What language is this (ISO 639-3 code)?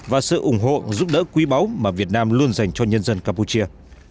vie